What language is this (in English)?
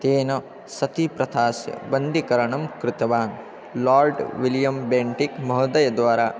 Sanskrit